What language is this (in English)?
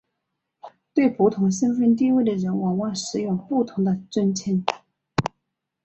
Chinese